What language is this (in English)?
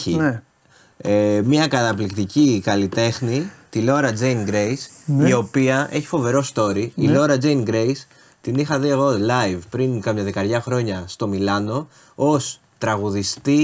Greek